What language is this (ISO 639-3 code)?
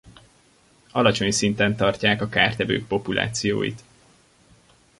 hun